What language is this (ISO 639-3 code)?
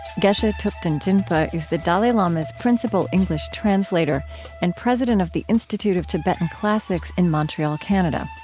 eng